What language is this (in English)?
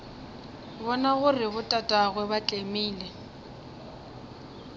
Northern Sotho